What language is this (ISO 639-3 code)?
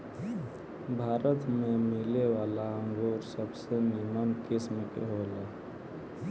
bho